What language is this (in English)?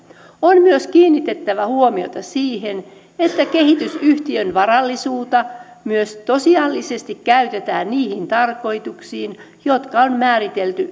Finnish